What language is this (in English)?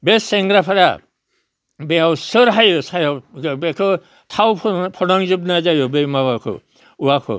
Bodo